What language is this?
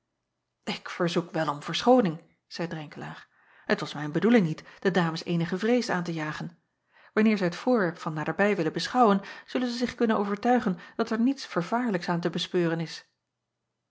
Dutch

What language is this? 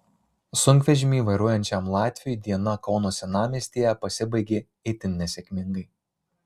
Lithuanian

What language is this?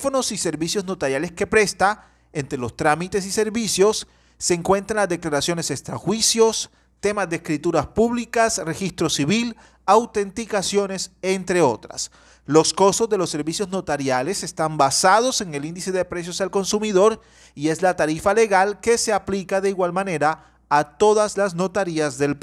Spanish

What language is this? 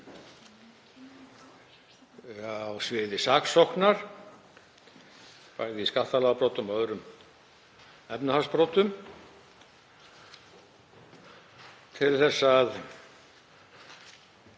Icelandic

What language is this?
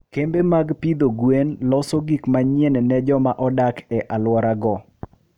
Luo (Kenya and Tanzania)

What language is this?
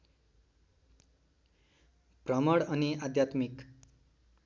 Nepali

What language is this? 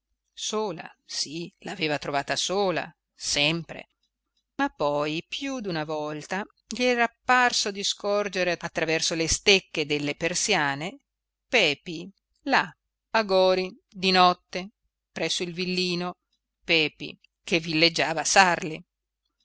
Italian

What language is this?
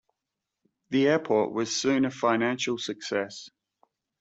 English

